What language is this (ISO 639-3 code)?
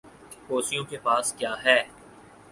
urd